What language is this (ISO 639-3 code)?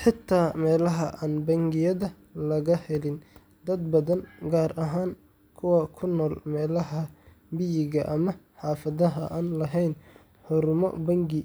som